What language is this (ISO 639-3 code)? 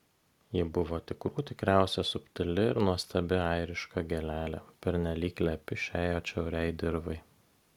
lit